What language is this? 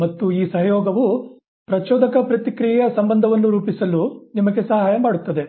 Kannada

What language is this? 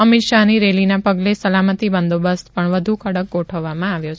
Gujarati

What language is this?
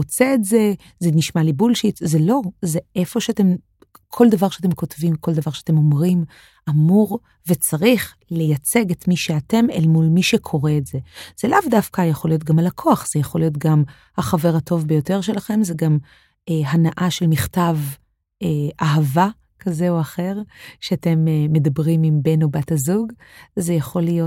Hebrew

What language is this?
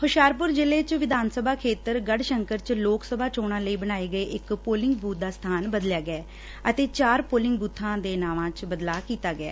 Punjabi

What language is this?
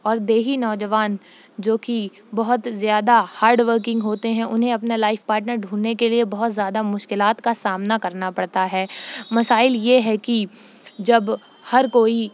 Urdu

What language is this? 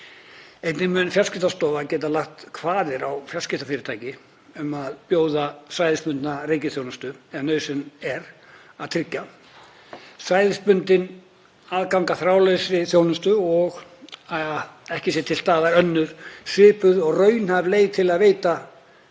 Icelandic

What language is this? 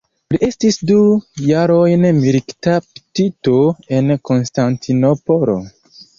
Esperanto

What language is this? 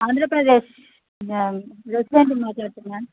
Telugu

